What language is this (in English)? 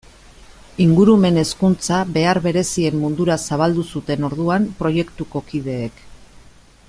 Basque